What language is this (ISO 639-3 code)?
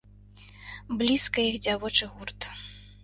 bel